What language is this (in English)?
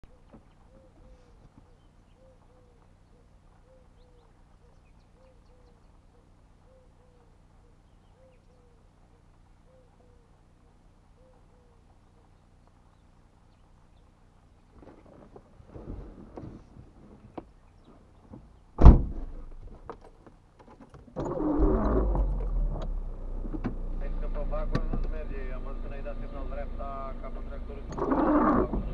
Romanian